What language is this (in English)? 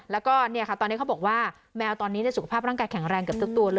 Thai